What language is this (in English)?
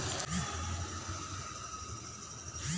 Hindi